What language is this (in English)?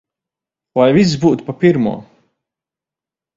Latvian